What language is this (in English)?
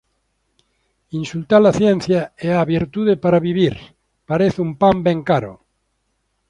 Galician